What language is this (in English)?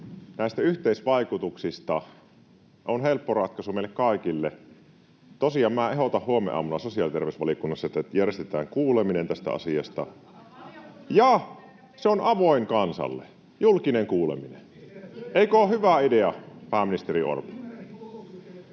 Finnish